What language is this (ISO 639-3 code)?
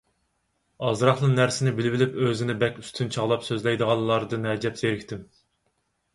uig